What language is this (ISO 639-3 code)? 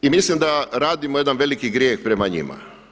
hrv